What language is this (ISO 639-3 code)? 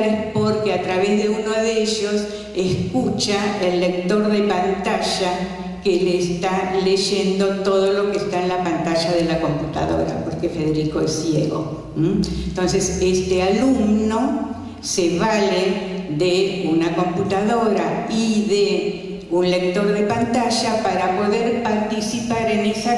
spa